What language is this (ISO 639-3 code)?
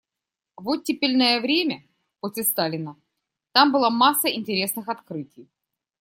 rus